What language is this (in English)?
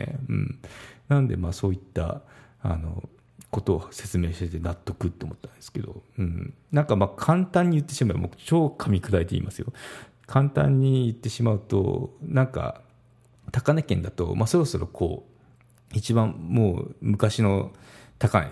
Japanese